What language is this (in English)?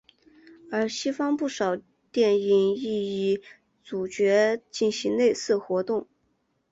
Chinese